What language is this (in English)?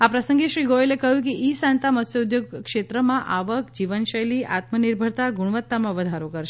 Gujarati